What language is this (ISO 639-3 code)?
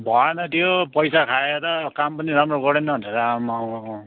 nep